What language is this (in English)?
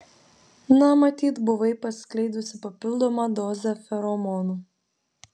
Lithuanian